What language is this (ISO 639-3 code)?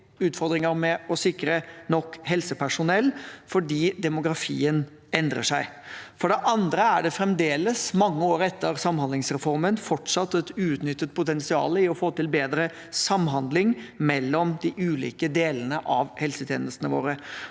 nor